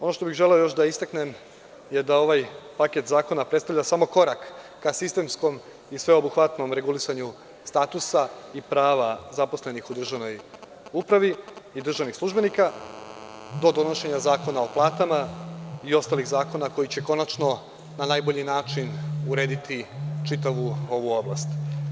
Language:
Serbian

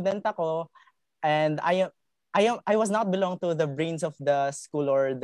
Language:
Filipino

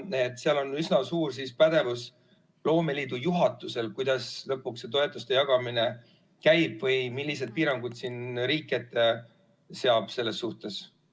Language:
Estonian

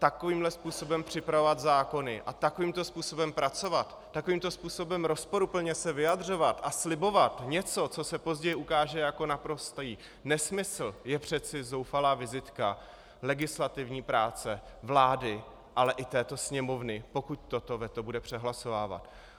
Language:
Czech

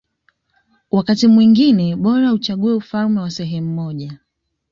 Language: Swahili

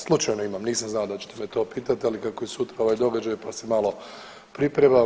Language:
Croatian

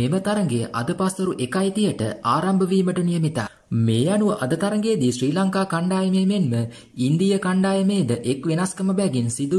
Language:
Arabic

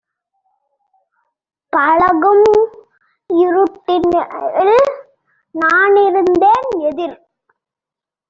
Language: Tamil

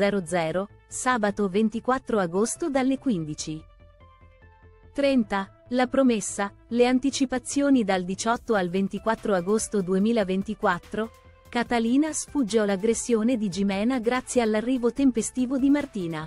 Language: Italian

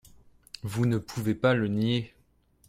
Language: French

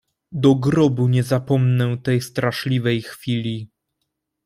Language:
Polish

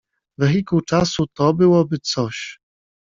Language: Polish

